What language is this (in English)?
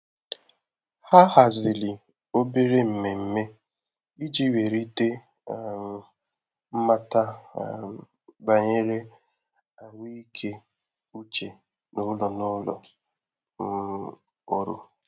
Igbo